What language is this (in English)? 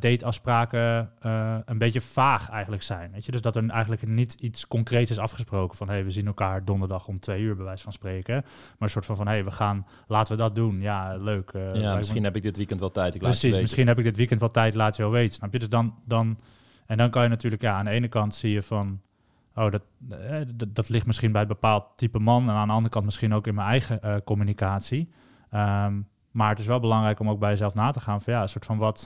Dutch